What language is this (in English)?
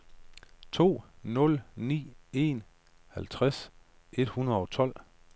Danish